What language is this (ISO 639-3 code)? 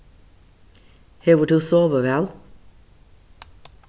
fao